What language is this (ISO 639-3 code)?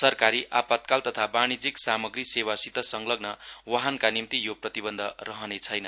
nep